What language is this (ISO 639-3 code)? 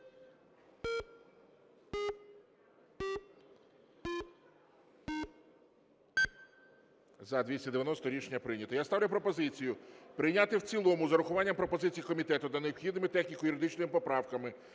ukr